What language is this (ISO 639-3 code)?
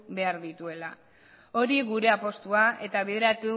eus